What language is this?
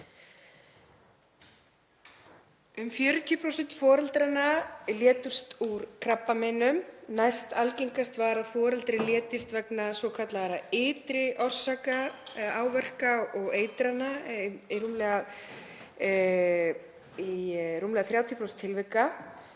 Icelandic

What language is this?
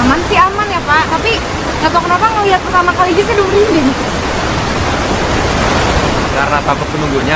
Indonesian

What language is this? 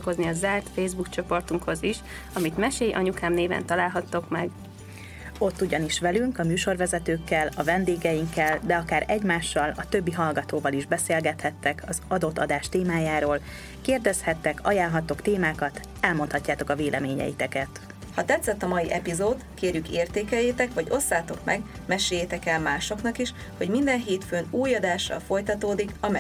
Hungarian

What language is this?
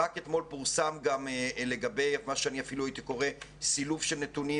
Hebrew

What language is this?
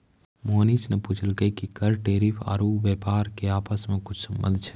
Maithili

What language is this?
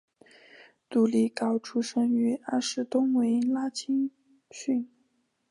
Chinese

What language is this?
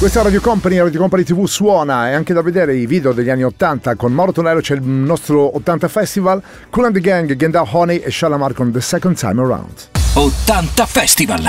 Italian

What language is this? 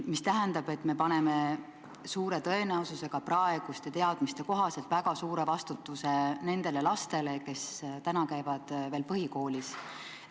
Estonian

